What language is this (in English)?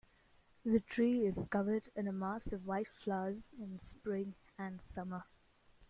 English